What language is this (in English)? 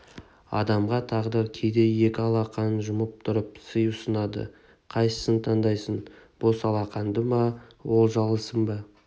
Kazakh